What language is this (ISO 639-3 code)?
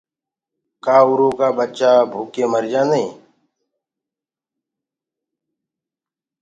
ggg